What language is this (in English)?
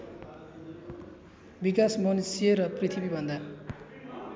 Nepali